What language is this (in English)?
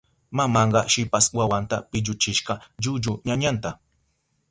Southern Pastaza Quechua